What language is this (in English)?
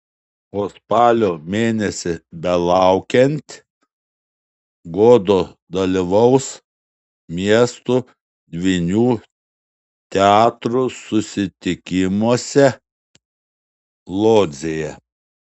Lithuanian